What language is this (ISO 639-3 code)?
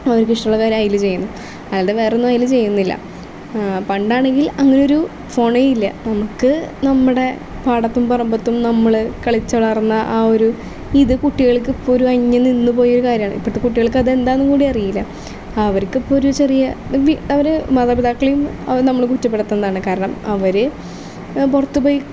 mal